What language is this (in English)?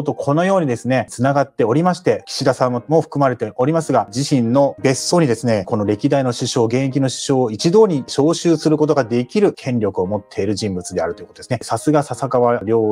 Japanese